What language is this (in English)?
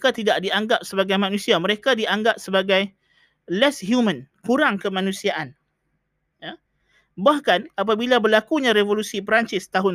Malay